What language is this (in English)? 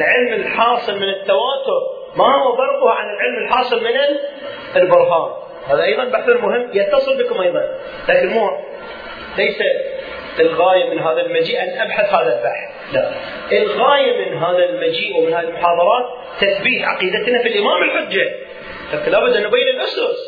Arabic